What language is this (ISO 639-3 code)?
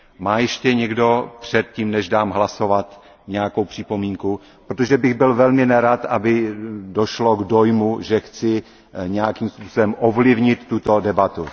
ces